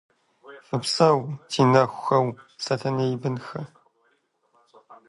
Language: Kabardian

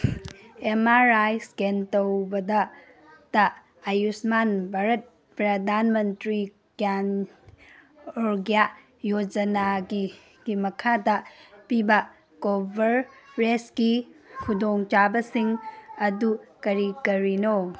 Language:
Manipuri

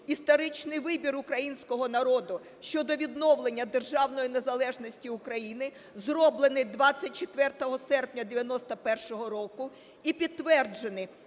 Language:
Ukrainian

